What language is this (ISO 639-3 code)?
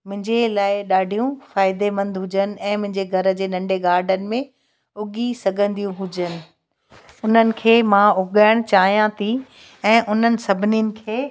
snd